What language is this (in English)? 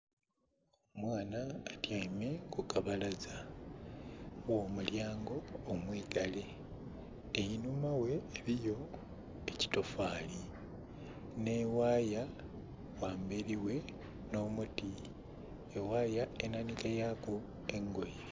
Soga